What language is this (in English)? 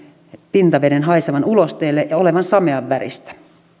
Finnish